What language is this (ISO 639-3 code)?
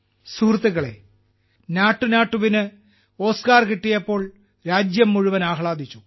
mal